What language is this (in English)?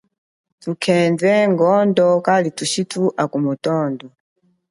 Chokwe